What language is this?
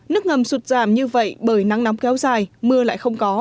Vietnamese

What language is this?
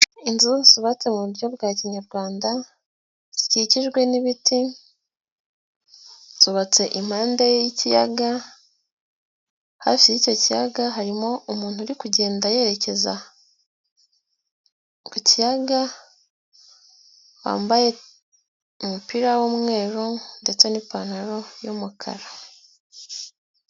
Kinyarwanda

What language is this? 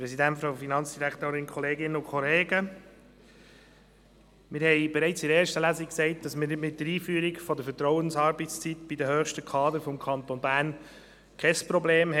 Swiss German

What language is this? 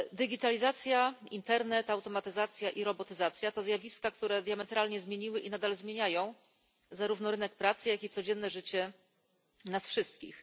Polish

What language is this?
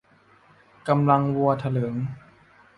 Thai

